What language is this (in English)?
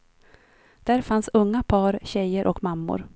Swedish